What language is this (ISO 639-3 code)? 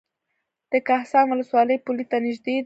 pus